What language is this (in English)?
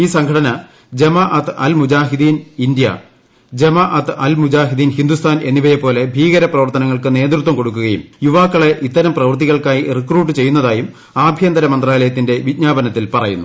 Malayalam